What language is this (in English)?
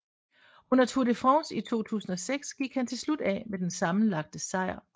Danish